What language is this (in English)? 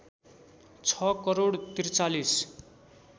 Nepali